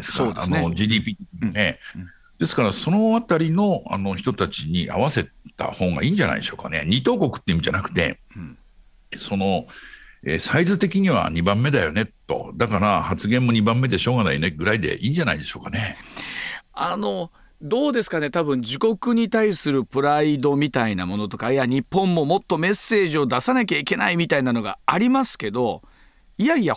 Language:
Japanese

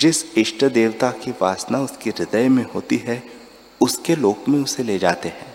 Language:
Hindi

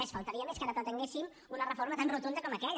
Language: Catalan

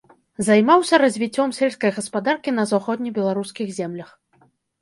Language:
Belarusian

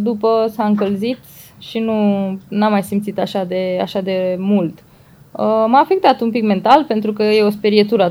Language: Romanian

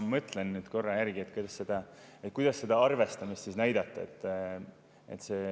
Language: Estonian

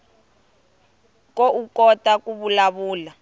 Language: Tsonga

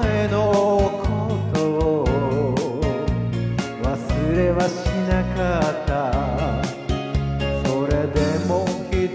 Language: Romanian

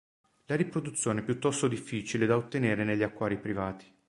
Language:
Italian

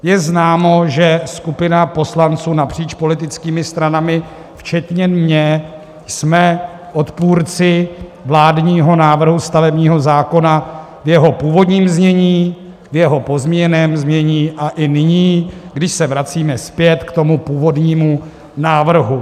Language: Czech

